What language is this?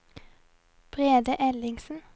Norwegian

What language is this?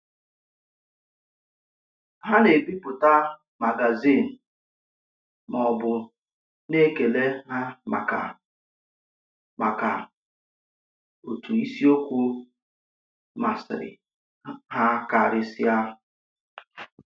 Igbo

